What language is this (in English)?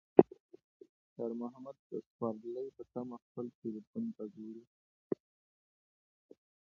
Pashto